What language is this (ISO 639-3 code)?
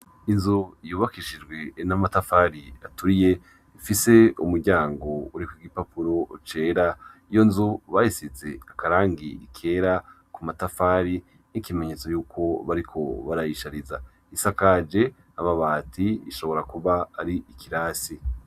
run